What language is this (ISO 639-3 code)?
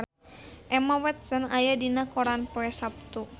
sun